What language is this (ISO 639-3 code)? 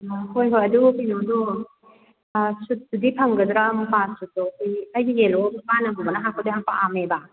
mni